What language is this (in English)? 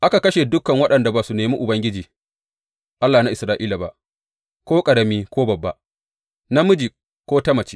Hausa